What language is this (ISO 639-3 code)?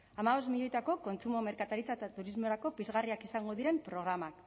eus